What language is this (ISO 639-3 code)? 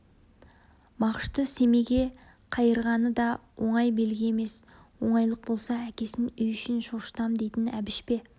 kaz